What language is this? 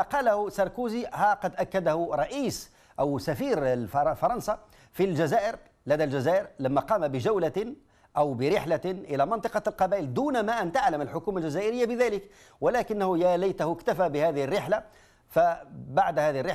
Arabic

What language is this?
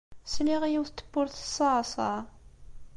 Kabyle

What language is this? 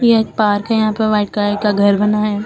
Hindi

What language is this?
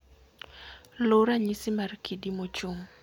Luo (Kenya and Tanzania)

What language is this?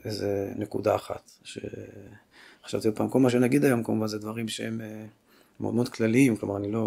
Hebrew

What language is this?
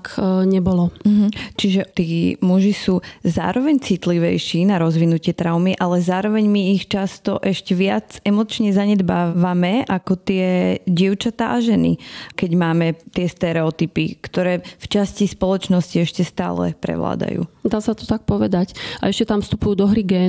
Slovak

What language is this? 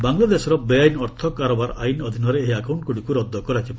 Odia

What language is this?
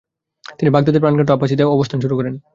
Bangla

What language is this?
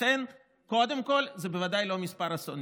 Hebrew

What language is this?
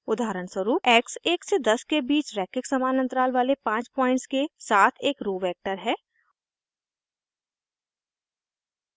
Hindi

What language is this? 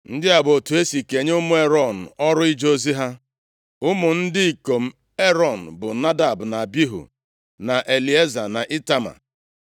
Igbo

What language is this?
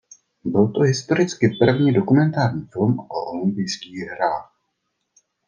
Czech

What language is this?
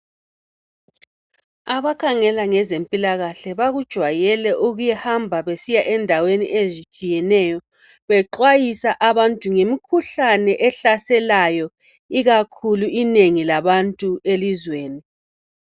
North Ndebele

